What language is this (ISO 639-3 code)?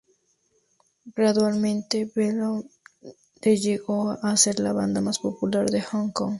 spa